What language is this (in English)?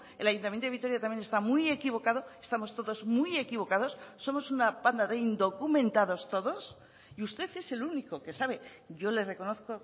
Spanish